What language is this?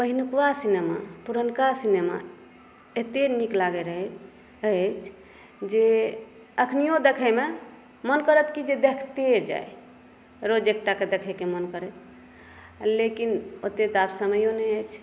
Maithili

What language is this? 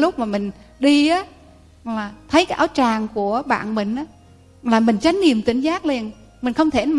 Vietnamese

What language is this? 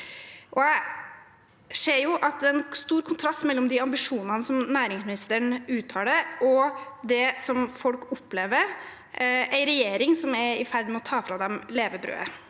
Norwegian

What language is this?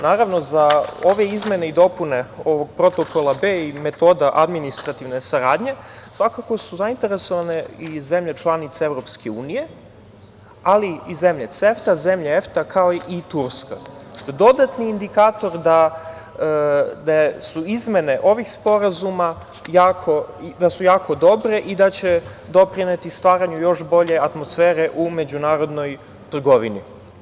Serbian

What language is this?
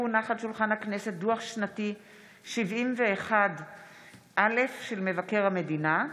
Hebrew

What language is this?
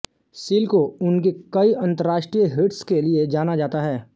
Hindi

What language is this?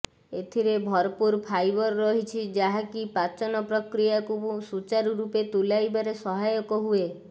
Odia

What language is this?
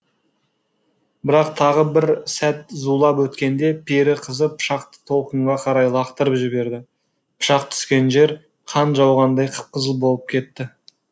Kazakh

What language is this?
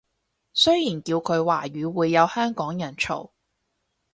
Cantonese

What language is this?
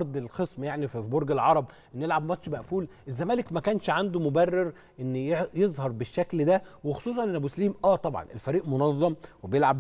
Arabic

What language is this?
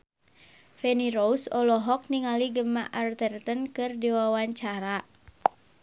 Sundanese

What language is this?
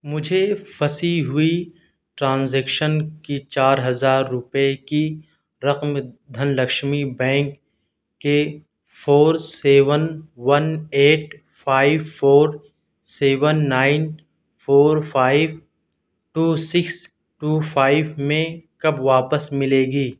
Urdu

